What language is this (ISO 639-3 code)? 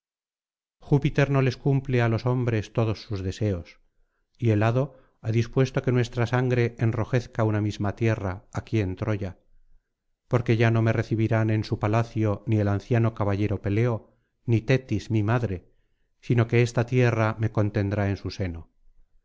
spa